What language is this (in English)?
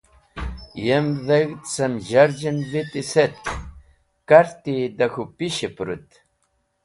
Wakhi